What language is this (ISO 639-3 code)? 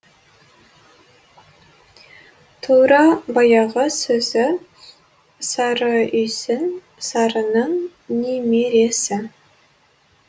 kaz